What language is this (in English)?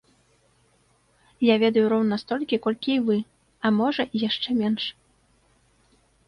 Belarusian